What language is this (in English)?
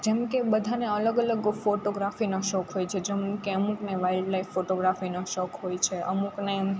Gujarati